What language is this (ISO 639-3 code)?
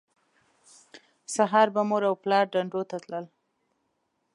pus